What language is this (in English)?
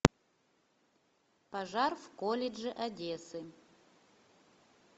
Russian